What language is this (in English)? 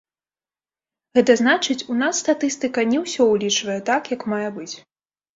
Belarusian